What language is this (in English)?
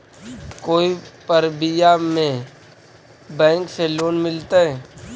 Magahi